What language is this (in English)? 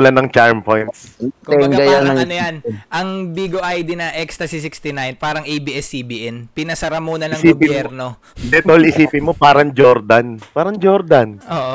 Filipino